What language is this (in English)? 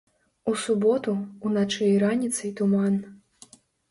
Belarusian